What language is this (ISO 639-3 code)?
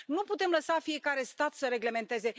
ron